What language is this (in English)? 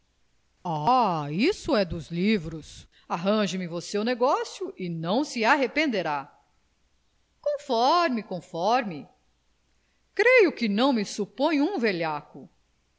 Portuguese